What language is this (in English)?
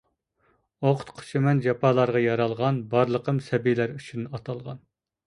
Uyghur